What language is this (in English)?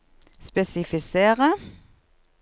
Norwegian